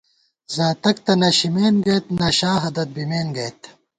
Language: Gawar-Bati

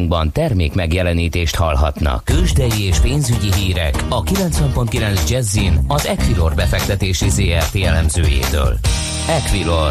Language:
Hungarian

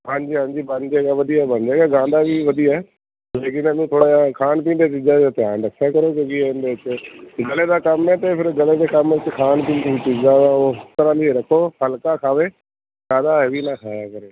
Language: Punjabi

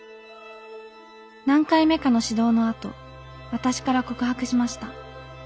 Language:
Japanese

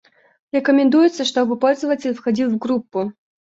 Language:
Russian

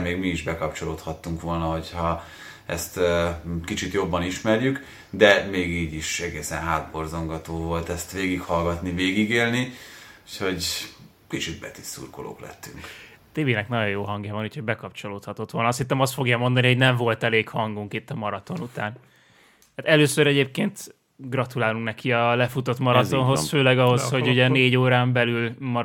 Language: Hungarian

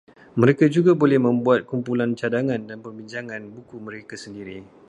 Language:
Malay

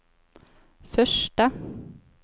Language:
Norwegian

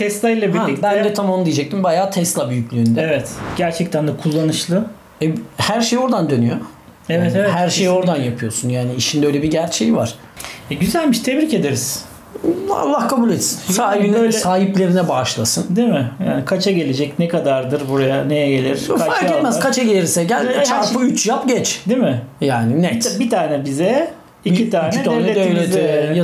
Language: Turkish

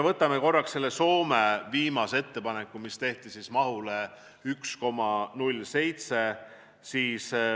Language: Estonian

